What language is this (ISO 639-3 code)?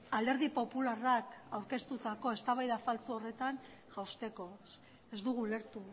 eus